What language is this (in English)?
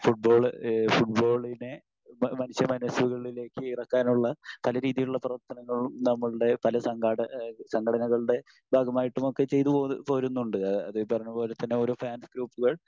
Malayalam